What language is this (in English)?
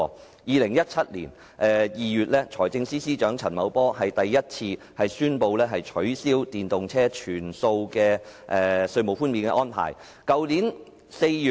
Cantonese